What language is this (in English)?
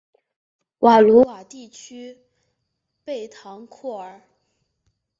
Chinese